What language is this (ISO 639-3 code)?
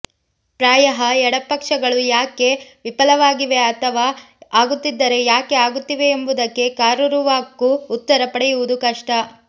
kan